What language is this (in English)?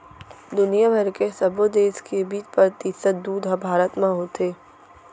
Chhattisgarhi